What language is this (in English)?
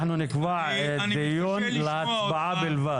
Hebrew